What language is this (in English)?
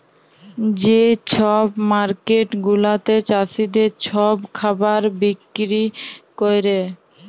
Bangla